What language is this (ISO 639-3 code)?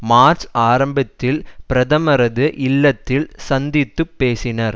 tam